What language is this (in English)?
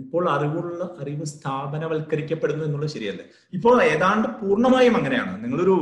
Malayalam